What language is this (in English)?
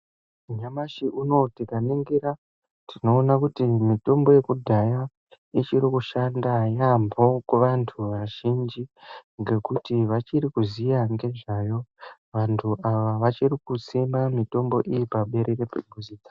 Ndau